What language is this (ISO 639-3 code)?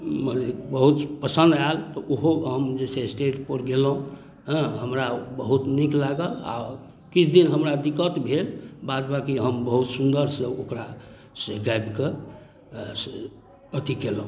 mai